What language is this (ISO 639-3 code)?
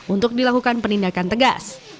ind